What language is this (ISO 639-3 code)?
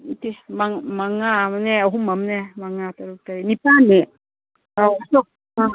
mni